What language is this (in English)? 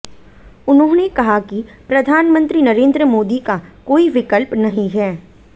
Hindi